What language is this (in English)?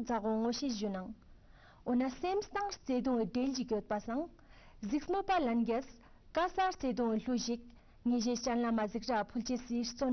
Romanian